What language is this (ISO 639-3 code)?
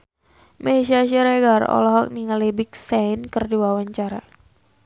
sun